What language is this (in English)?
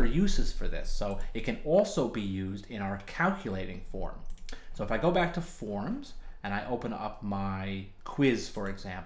English